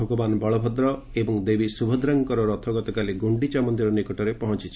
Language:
Odia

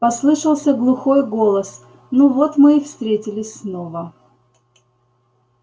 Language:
Russian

